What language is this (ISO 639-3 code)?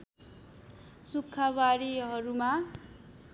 nep